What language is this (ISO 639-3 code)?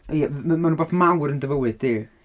cym